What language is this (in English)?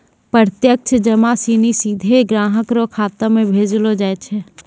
Maithili